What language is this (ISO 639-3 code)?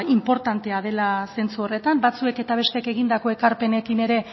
eus